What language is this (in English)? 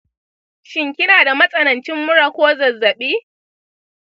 Hausa